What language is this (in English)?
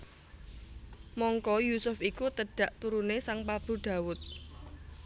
Javanese